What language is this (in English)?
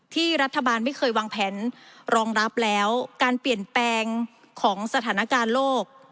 Thai